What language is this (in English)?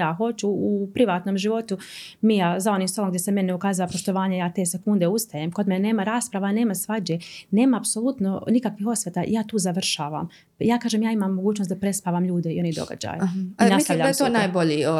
Croatian